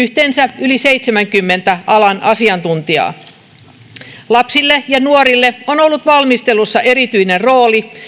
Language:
Finnish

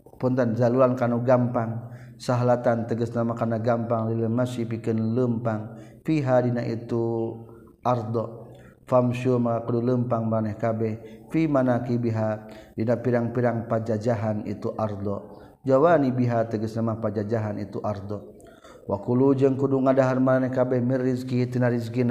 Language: Malay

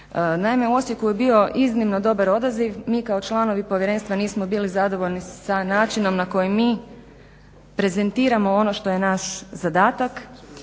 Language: Croatian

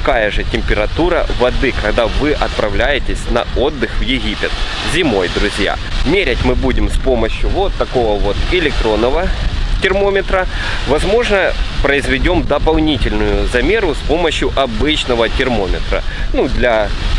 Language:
Russian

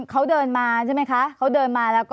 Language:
Thai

